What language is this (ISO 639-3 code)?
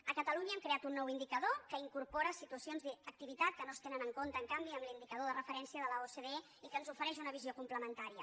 cat